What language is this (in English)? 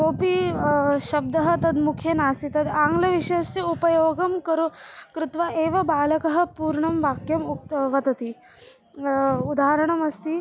Sanskrit